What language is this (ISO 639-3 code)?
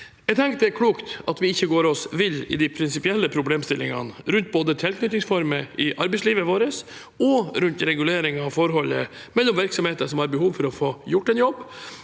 nor